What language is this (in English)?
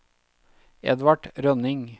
Norwegian